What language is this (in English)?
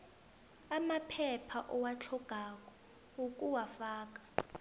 South Ndebele